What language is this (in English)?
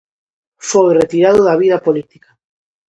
Galician